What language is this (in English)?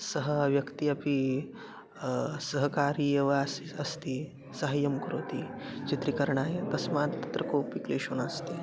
Sanskrit